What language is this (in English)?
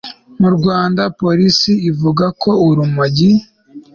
Kinyarwanda